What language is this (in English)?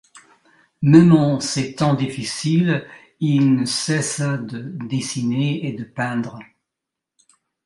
French